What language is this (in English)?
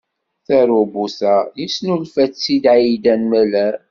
Kabyle